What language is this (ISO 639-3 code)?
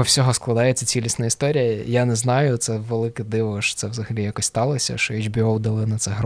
ukr